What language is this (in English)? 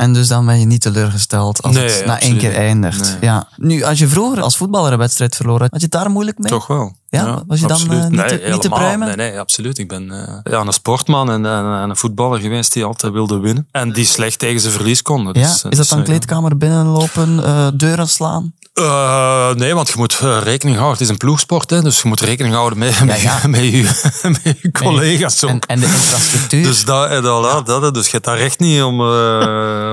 Dutch